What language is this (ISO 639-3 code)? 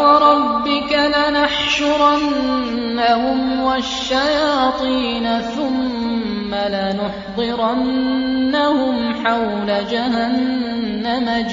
ara